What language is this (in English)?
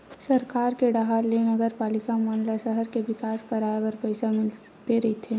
Chhattisgarhi